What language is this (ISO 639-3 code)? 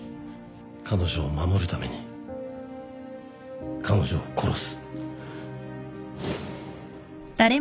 jpn